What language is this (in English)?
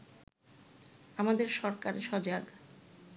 Bangla